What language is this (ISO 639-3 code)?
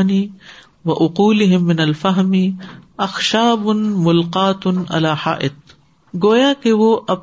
urd